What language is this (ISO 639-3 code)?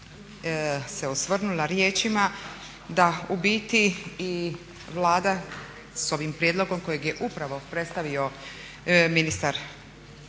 hrv